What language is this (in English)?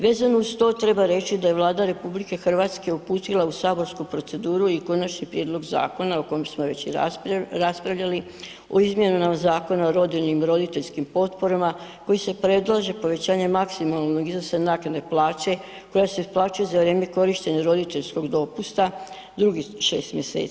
Croatian